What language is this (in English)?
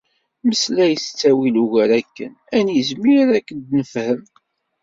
Kabyle